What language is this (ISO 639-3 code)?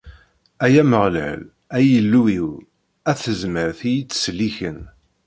kab